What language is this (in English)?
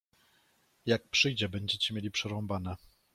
Polish